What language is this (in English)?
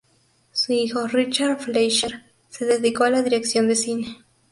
Spanish